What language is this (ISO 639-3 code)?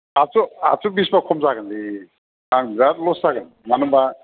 brx